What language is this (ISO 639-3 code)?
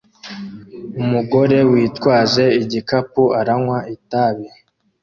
kin